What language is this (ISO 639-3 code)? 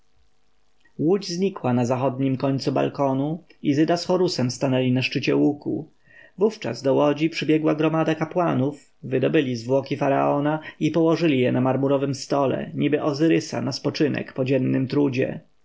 pol